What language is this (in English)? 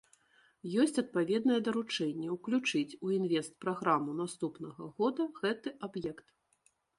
Belarusian